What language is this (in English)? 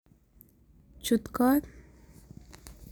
Kalenjin